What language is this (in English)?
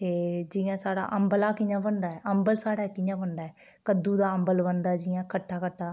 Dogri